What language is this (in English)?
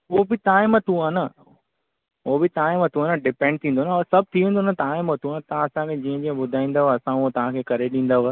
Sindhi